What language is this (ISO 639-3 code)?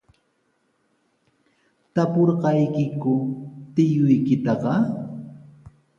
qws